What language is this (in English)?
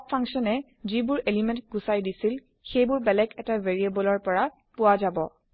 Assamese